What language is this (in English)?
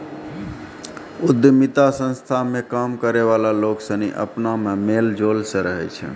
Maithili